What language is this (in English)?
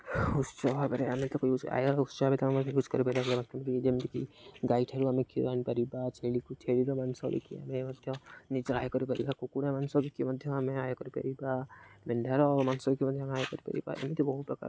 Odia